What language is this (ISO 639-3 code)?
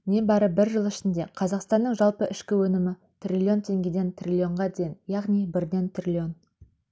kaz